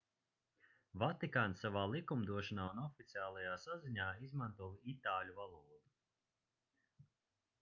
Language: Latvian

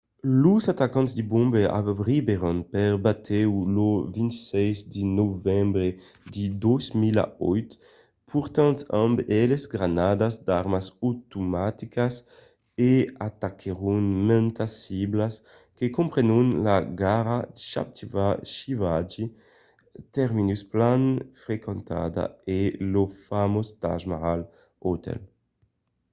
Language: Occitan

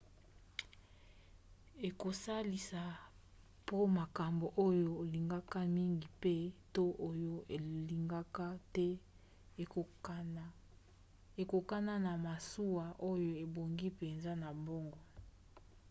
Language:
Lingala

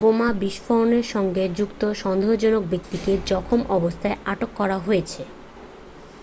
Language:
Bangla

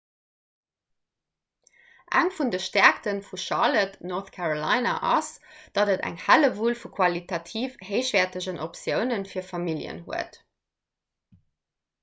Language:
Luxembourgish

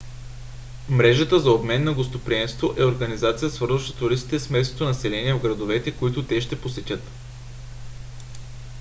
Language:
Bulgarian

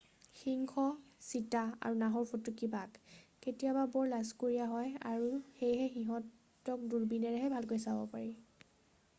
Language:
Assamese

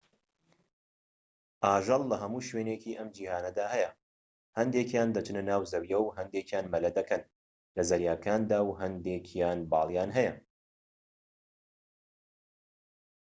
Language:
Central Kurdish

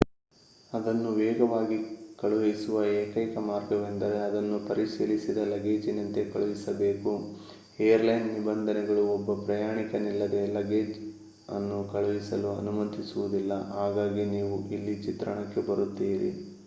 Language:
Kannada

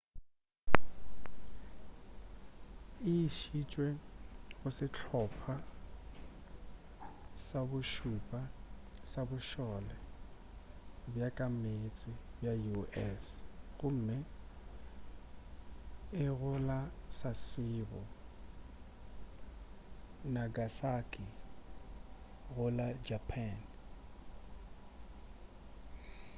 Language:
Northern Sotho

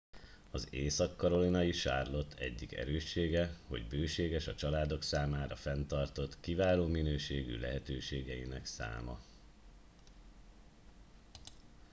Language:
Hungarian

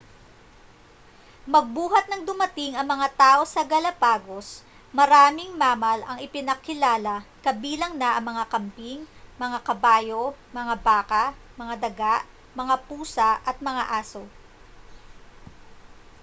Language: Filipino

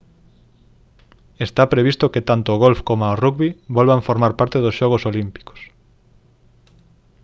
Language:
Galician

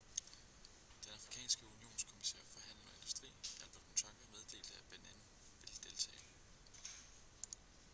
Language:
Danish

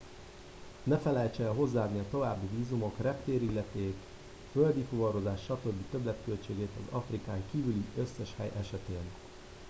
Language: Hungarian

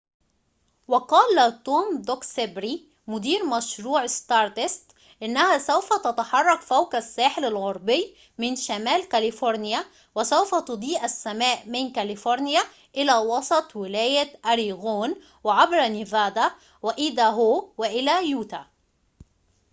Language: Arabic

